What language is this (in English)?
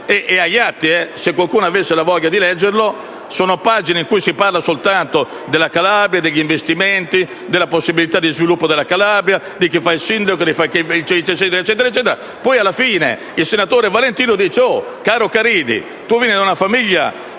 Italian